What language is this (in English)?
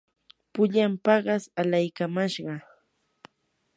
Yanahuanca Pasco Quechua